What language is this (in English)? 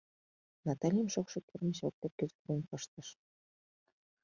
Mari